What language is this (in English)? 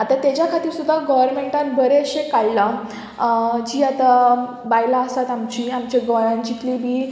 Konkani